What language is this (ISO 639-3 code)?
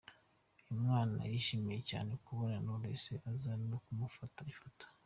kin